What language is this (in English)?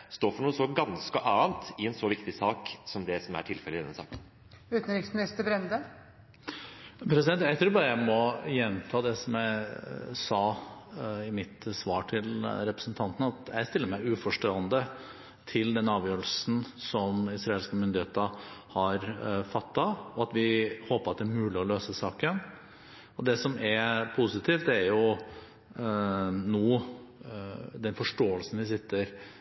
Norwegian Bokmål